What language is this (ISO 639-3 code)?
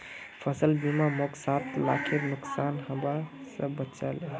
mag